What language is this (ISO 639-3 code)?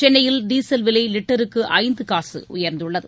tam